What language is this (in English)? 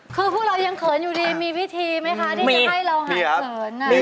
Thai